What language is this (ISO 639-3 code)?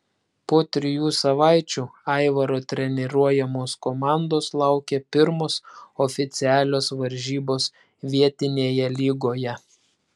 lit